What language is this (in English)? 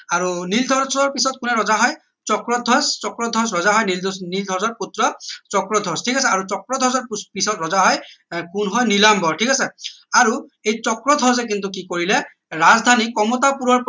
Assamese